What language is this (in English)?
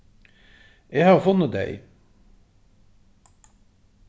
Faroese